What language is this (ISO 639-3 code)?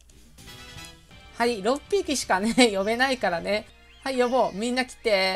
jpn